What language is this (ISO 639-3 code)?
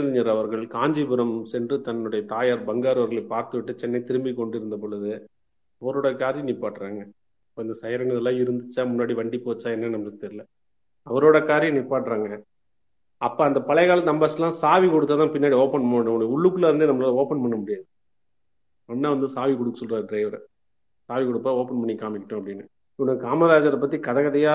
tam